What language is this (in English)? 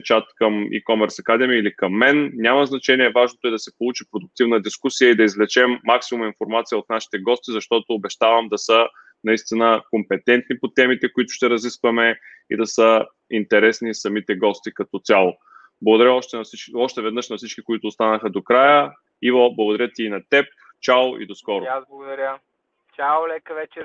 Bulgarian